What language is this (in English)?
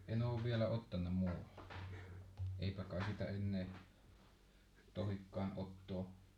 Finnish